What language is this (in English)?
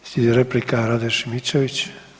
Croatian